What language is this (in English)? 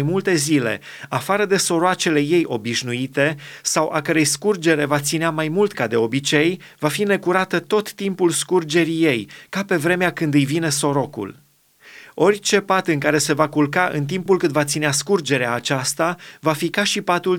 Romanian